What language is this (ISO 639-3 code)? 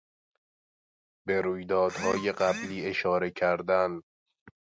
fas